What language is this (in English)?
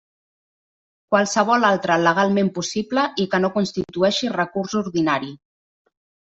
Catalan